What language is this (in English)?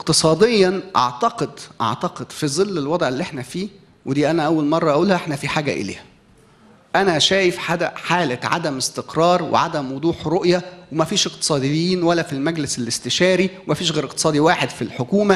Arabic